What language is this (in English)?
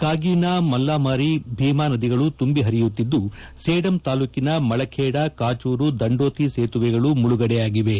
Kannada